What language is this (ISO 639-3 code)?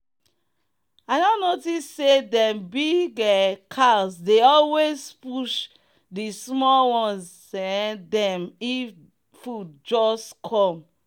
pcm